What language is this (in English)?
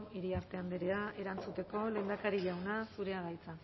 Basque